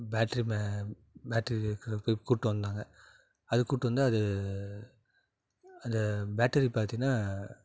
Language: Tamil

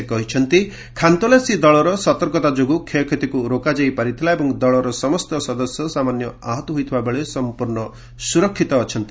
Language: Odia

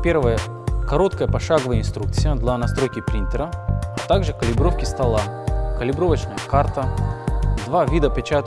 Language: Russian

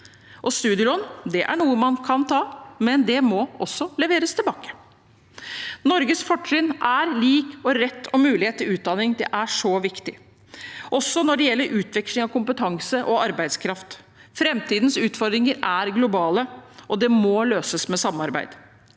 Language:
Norwegian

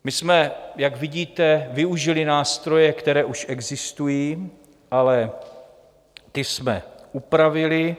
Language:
Czech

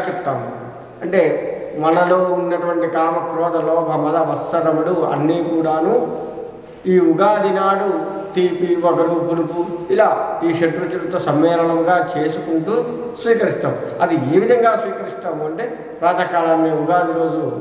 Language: Telugu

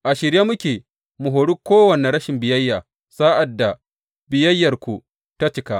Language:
Hausa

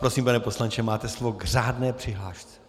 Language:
Czech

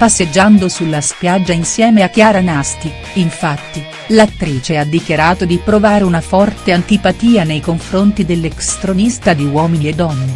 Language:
Italian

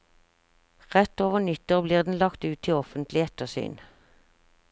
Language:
Norwegian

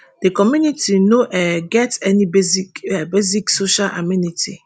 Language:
Nigerian Pidgin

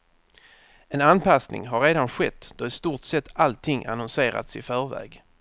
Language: Swedish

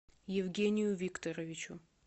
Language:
Russian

